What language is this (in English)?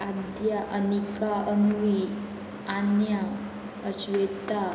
Konkani